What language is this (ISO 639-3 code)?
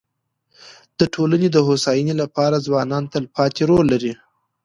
pus